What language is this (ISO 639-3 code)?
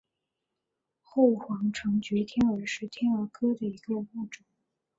zho